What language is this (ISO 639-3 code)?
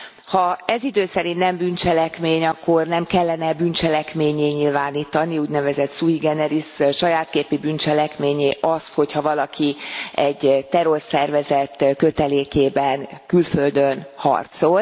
hun